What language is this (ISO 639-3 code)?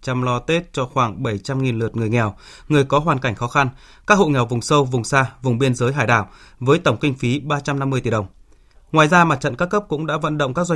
vie